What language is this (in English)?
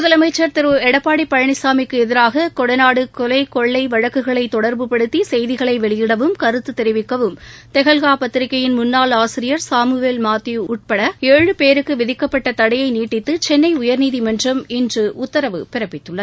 Tamil